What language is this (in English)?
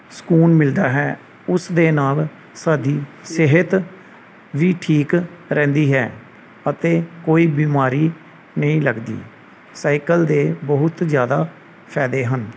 Punjabi